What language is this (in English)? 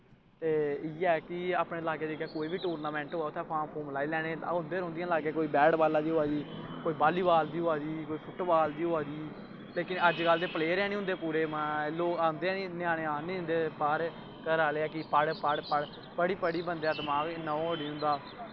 Dogri